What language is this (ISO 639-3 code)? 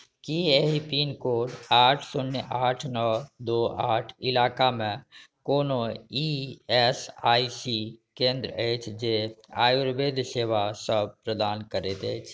mai